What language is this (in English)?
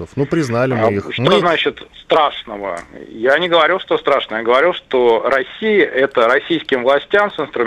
Russian